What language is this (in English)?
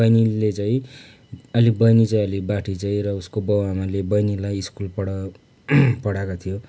Nepali